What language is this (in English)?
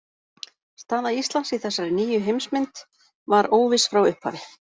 Icelandic